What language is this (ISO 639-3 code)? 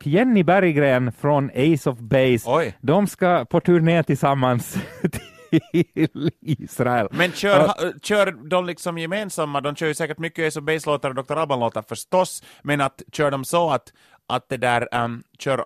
swe